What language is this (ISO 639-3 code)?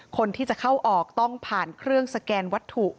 tha